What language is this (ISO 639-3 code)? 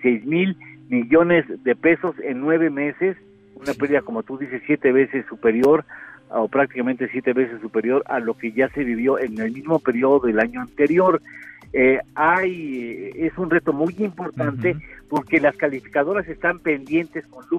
spa